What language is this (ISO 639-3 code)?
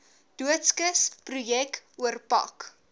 afr